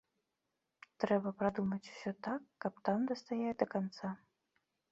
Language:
Belarusian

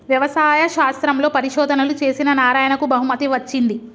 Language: Telugu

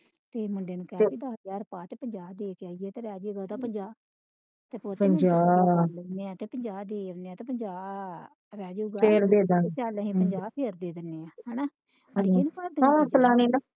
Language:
Punjabi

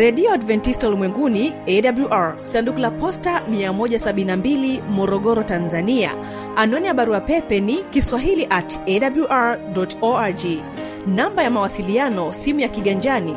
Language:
Swahili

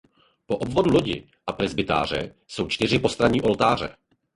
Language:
Czech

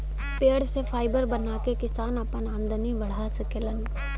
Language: Bhojpuri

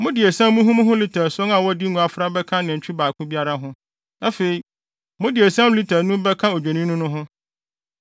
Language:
Akan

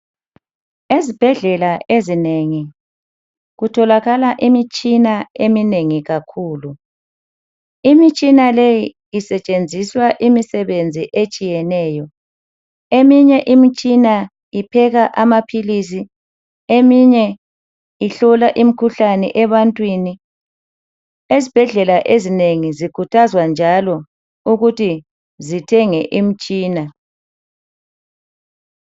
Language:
North Ndebele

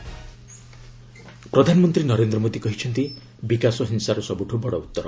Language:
Odia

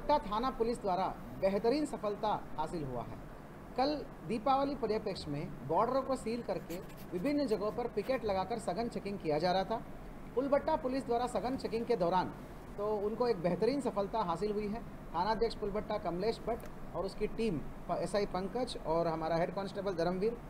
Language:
Hindi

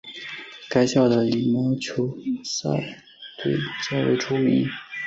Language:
Chinese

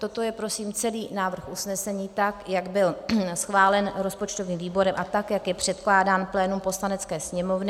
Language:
Czech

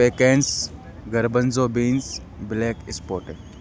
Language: Urdu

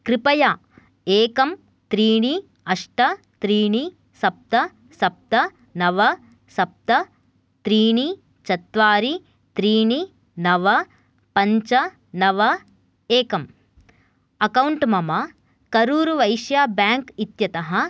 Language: Sanskrit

